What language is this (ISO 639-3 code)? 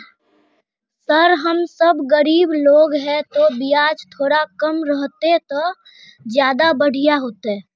mag